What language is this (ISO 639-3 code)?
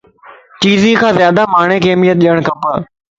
lss